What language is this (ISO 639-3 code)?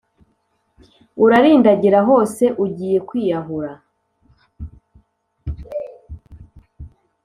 kin